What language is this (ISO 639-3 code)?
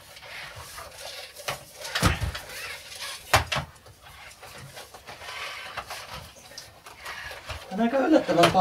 fin